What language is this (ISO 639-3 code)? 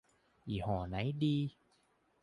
tha